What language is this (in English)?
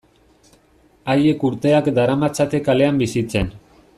Basque